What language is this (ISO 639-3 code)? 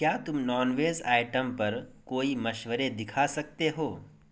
urd